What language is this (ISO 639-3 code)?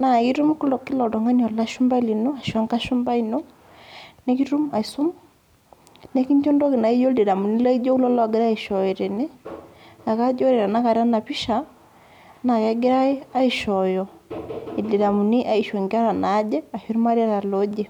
mas